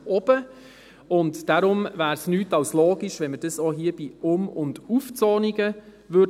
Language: Swiss German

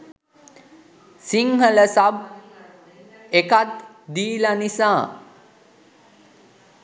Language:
Sinhala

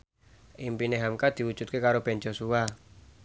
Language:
Javanese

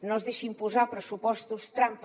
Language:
Catalan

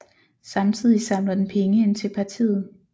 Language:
Danish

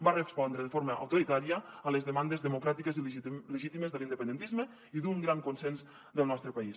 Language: Catalan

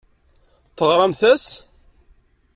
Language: Kabyle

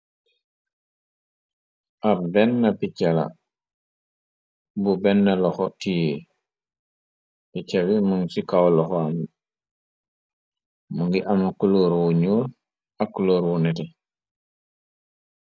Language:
Wolof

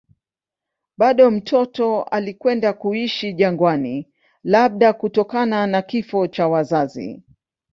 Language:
Swahili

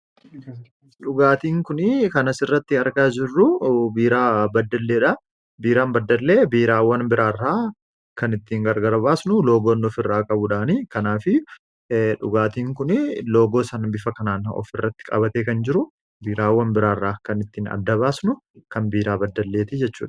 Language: Oromo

